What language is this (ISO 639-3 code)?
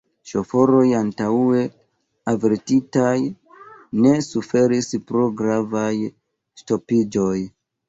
epo